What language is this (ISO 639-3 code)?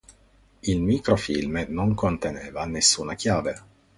ita